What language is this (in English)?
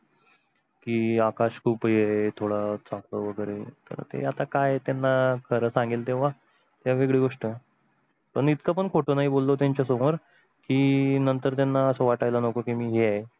Marathi